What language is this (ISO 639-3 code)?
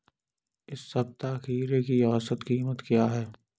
hin